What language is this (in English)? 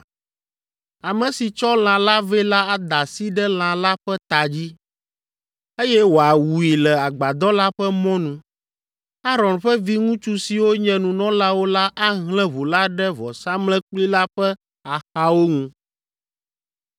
Ewe